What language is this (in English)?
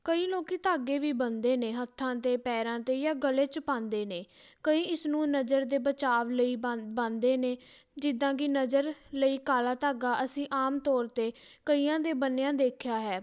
Punjabi